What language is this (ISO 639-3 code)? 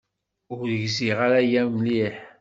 kab